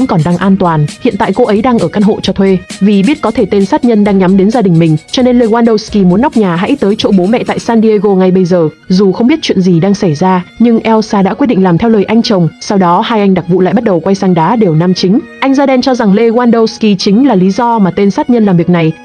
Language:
Vietnamese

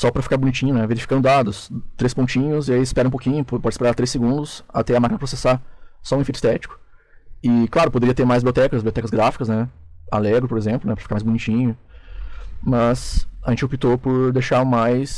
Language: Portuguese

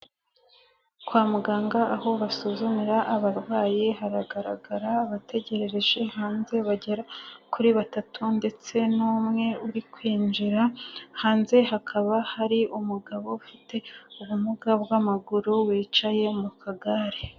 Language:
Kinyarwanda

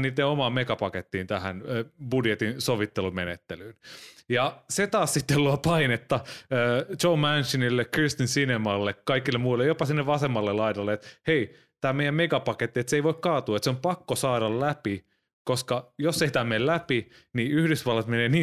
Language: Finnish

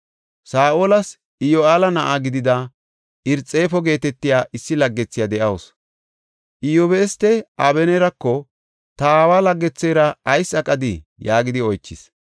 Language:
Gofa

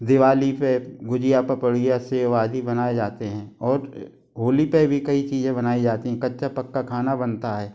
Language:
Hindi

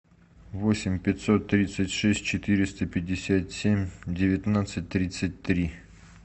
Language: Russian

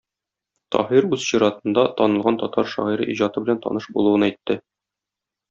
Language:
Tatar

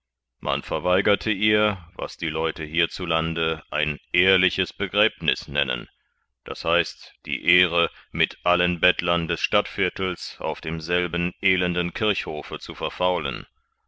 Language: German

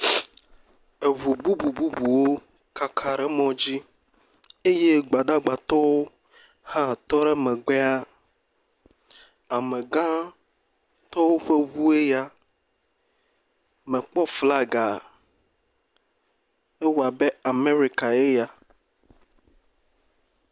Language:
Ewe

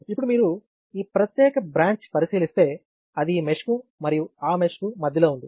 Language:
Telugu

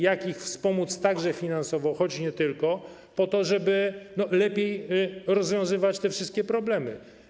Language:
Polish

